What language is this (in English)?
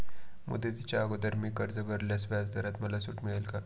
Marathi